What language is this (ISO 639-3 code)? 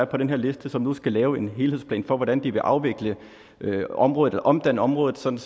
dan